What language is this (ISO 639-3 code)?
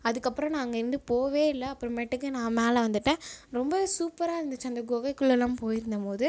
tam